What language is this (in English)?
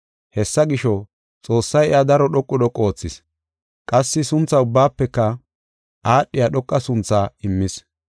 Gofa